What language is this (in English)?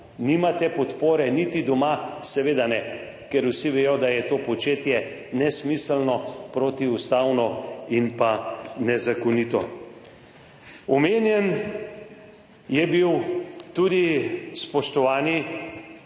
Slovenian